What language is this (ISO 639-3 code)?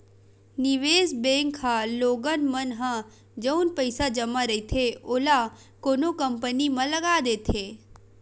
hne